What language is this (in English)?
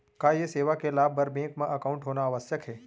Chhattisgarhi